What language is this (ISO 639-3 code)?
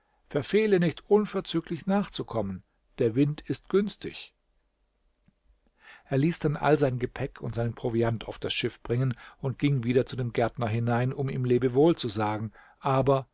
deu